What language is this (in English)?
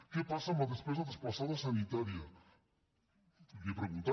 Catalan